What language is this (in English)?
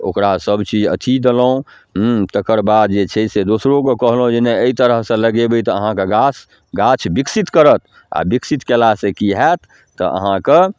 Maithili